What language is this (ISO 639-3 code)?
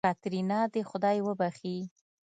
pus